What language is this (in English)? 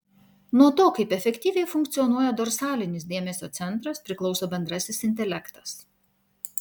Lithuanian